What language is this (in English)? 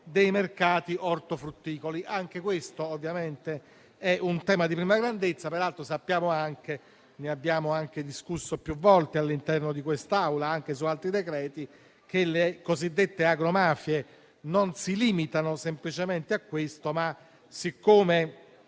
Italian